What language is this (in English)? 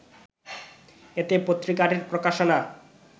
Bangla